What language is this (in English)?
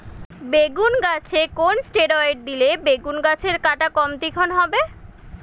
Bangla